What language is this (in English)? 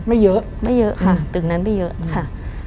Thai